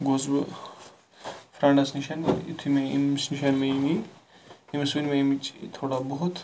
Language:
Kashmiri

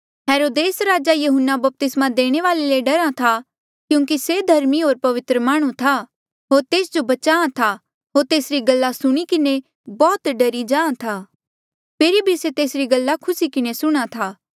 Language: Mandeali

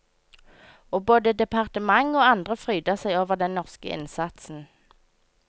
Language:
Norwegian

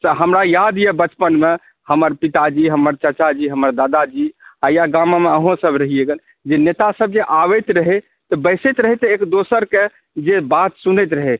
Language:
Maithili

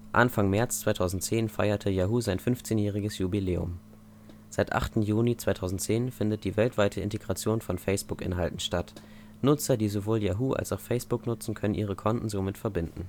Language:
German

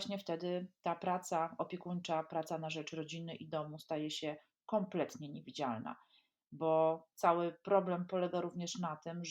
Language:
Polish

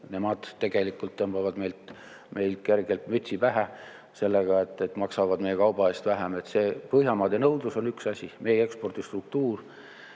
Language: Estonian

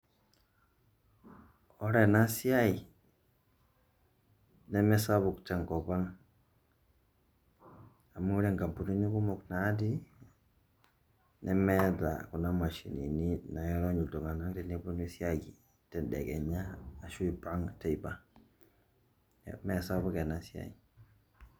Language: Masai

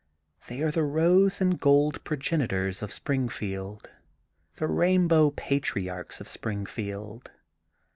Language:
English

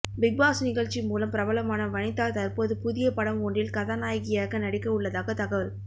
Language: Tamil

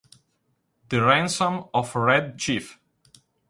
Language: Italian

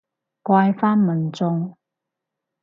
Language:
Cantonese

